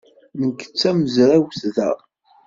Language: Kabyle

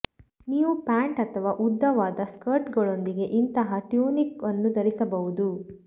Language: Kannada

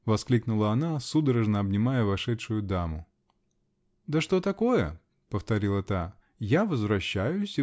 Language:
Russian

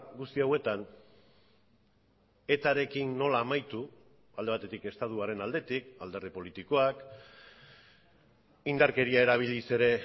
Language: Basque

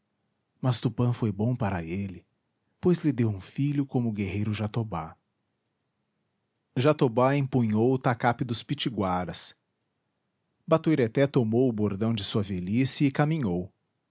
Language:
Portuguese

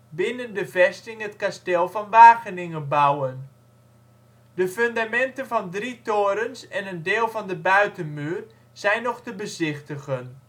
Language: Dutch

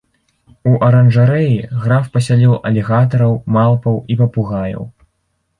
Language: Belarusian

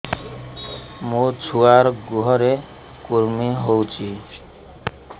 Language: Odia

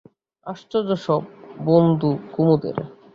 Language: Bangla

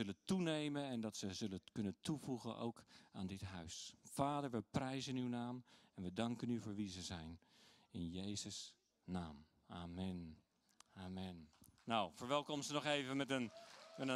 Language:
Dutch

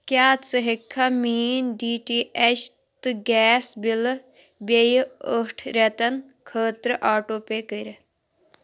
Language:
Kashmiri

